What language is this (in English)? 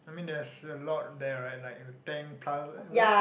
English